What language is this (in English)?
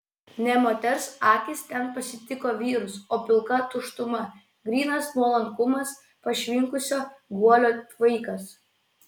Lithuanian